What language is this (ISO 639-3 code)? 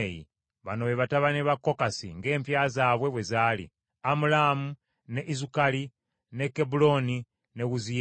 lug